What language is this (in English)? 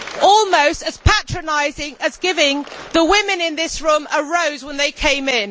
English